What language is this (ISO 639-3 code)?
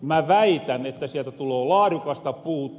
fin